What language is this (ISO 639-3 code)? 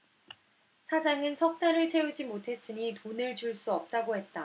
kor